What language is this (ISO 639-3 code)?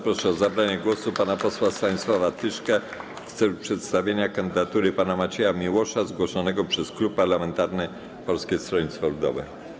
pol